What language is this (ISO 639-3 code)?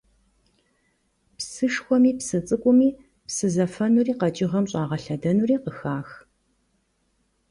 kbd